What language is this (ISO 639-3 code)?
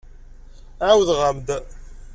kab